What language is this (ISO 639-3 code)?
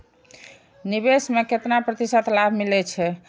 mai